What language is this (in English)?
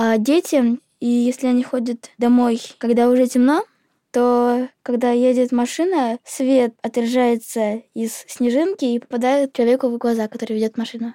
Russian